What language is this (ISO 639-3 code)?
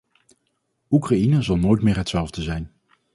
nld